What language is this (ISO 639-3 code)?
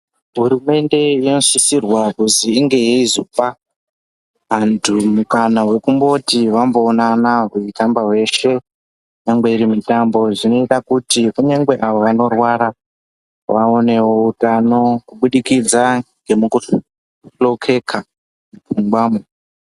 ndc